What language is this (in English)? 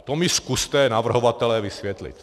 Czech